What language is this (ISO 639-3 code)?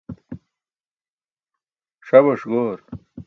bsk